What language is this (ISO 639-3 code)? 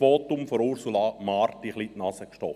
gsw